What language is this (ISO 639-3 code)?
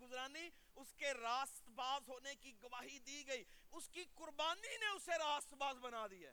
urd